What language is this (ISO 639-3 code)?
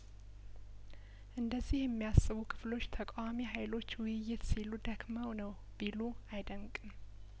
amh